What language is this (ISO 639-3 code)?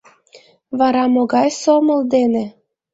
chm